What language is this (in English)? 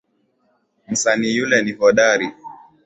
Swahili